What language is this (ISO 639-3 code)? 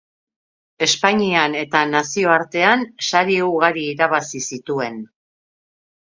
eus